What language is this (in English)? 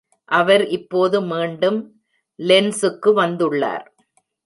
Tamil